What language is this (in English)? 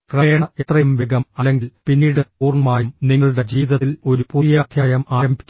Malayalam